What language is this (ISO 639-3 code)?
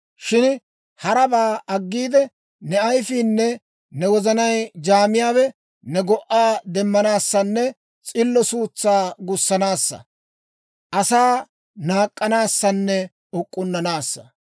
dwr